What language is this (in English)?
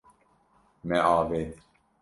Kurdish